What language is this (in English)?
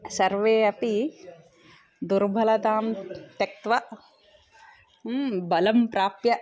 Sanskrit